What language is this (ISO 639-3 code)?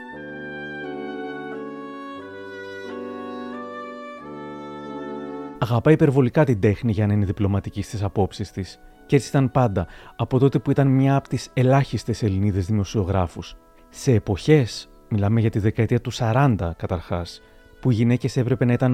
ell